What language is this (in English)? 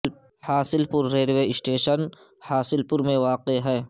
Urdu